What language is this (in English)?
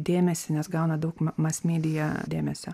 Lithuanian